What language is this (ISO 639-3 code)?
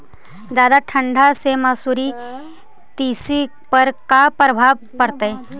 mag